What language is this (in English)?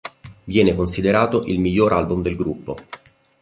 Italian